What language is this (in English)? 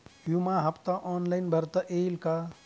Marathi